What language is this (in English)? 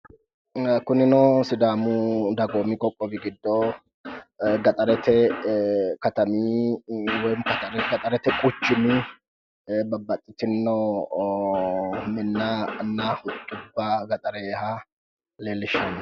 Sidamo